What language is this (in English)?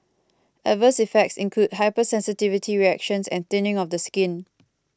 English